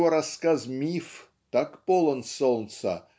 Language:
Russian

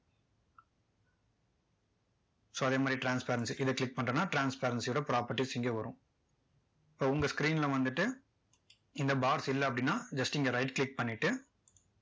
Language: Tamil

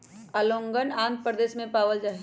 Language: Magahi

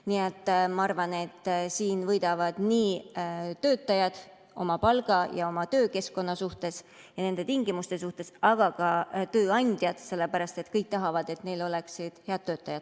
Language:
Estonian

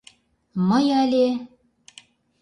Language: Mari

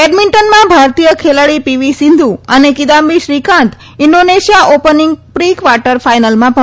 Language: Gujarati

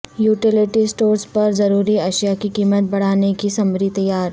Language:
Urdu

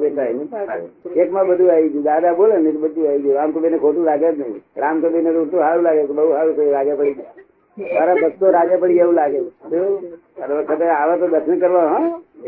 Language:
Gujarati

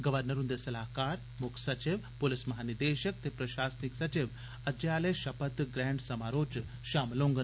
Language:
Dogri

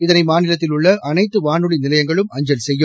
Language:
Tamil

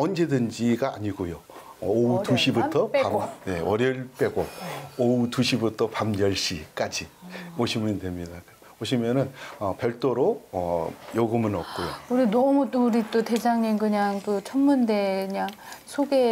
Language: Korean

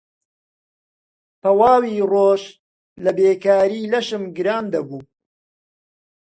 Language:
Central Kurdish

